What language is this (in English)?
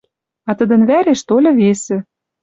Western Mari